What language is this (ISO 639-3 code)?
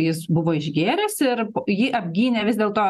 lit